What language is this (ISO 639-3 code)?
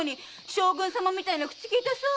jpn